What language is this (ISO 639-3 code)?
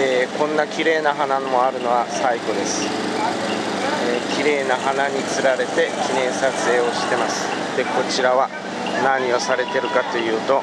jpn